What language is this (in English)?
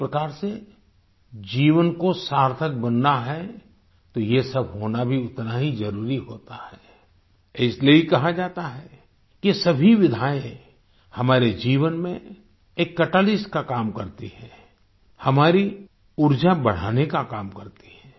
Hindi